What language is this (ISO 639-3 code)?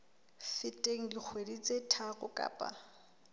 sot